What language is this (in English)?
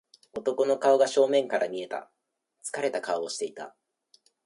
Japanese